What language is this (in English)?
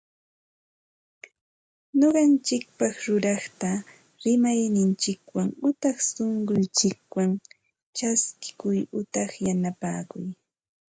Santa Ana de Tusi Pasco Quechua